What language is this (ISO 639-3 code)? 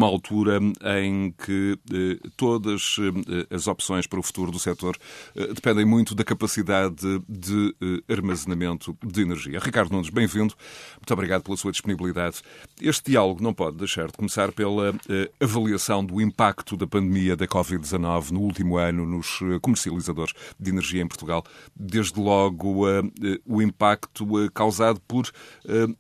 por